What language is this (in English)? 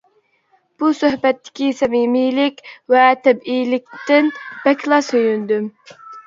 Uyghur